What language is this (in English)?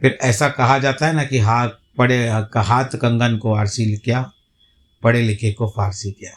Hindi